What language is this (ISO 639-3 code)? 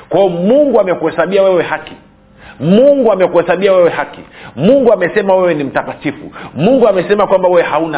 swa